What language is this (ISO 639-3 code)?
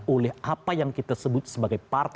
ind